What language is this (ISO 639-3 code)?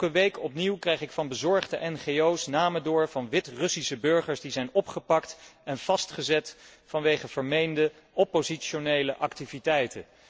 nld